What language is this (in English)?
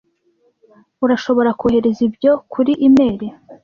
Kinyarwanda